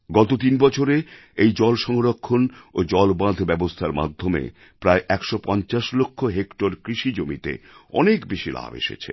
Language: Bangla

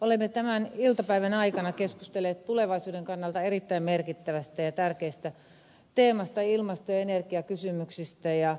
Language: Finnish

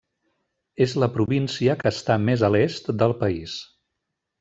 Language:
Catalan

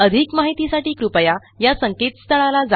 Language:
Marathi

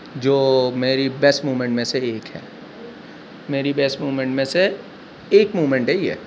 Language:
Urdu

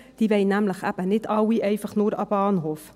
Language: Swiss German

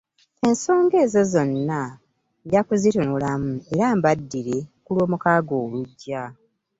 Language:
Ganda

